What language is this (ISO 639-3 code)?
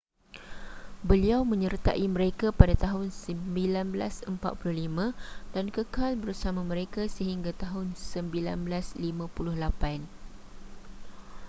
msa